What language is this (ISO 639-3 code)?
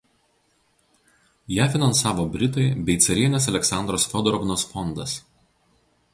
lit